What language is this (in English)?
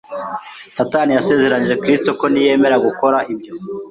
Kinyarwanda